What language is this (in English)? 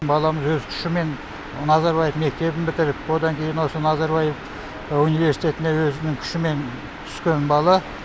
Kazakh